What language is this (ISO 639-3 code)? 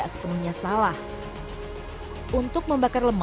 ind